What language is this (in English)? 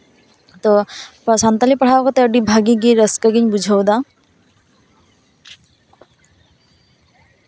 Santali